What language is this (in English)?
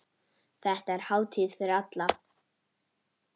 Icelandic